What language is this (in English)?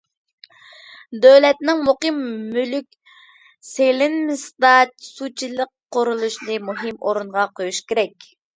Uyghur